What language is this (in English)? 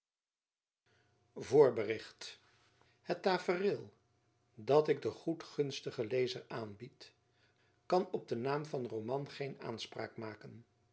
Dutch